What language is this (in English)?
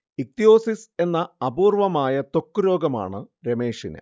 Malayalam